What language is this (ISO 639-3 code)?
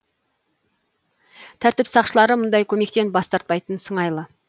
kaz